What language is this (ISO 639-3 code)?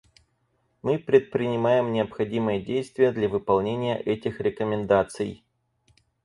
rus